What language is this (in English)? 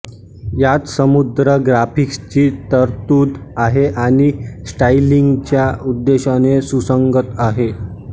Marathi